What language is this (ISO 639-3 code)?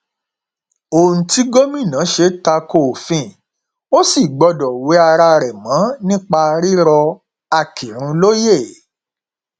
yor